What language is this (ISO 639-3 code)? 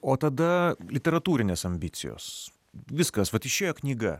lit